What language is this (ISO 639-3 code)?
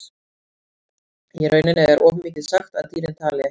isl